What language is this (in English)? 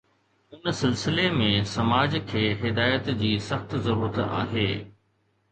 Sindhi